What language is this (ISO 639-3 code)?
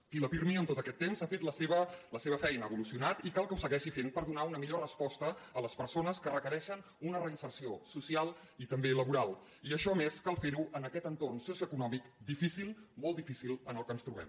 cat